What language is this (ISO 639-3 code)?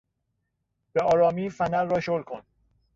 fas